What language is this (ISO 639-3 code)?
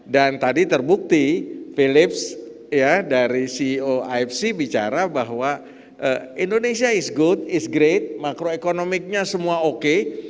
ind